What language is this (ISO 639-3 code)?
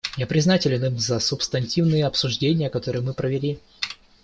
rus